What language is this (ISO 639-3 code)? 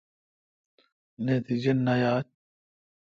xka